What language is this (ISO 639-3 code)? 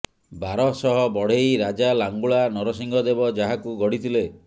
ori